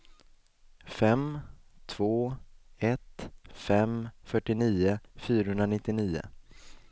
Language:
Swedish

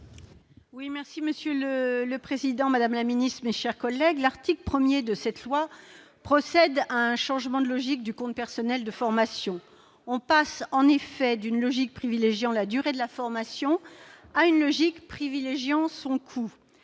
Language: French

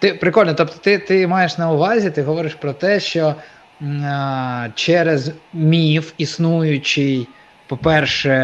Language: Ukrainian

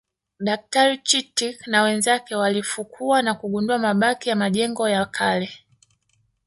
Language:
Swahili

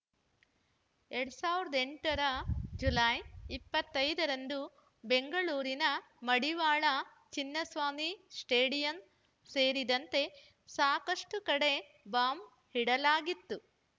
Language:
Kannada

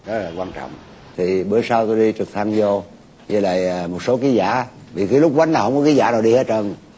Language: Vietnamese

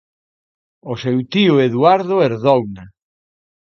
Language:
Galician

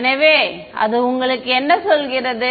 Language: Tamil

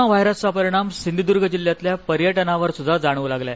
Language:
Marathi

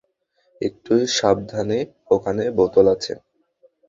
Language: Bangla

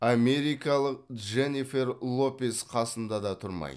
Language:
Kazakh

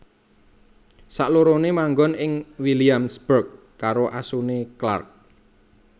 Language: Javanese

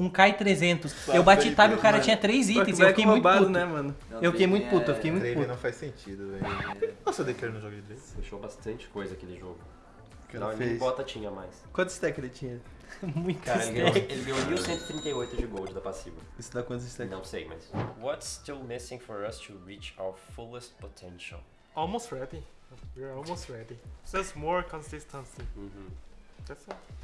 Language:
Portuguese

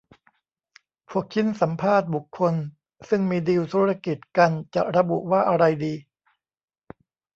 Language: Thai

